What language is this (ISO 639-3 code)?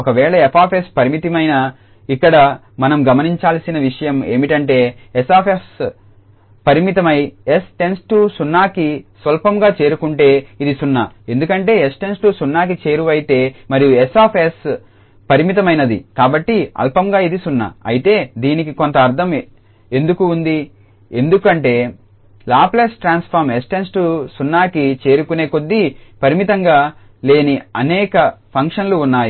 tel